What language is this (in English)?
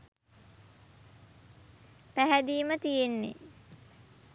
Sinhala